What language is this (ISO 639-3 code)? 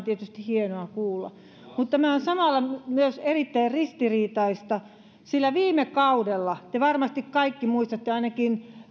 fin